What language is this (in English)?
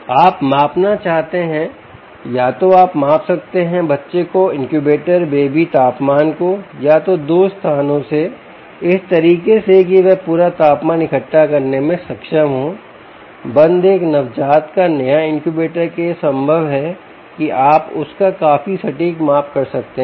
Hindi